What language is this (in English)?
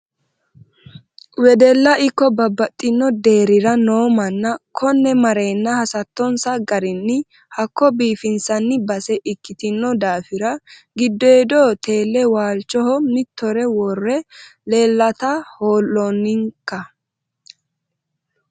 Sidamo